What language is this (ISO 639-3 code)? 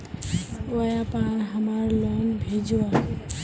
mag